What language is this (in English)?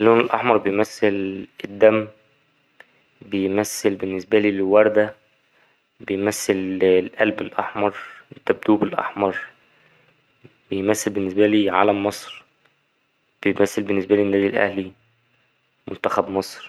Egyptian Arabic